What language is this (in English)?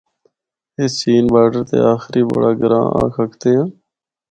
Northern Hindko